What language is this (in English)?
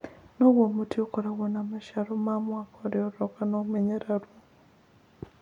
Kikuyu